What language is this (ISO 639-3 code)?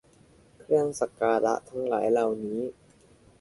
tha